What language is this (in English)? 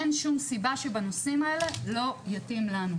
Hebrew